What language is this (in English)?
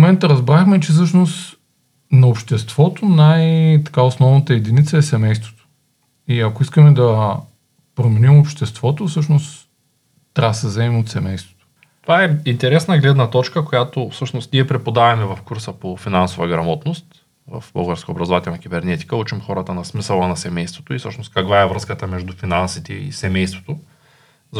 Bulgarian